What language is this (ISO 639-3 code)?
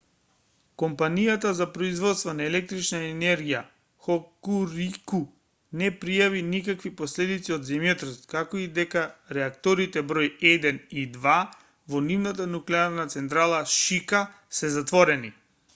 mkd